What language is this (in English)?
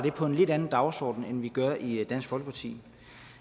Danish